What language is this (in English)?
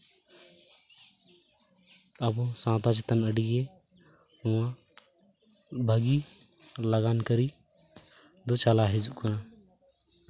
Santali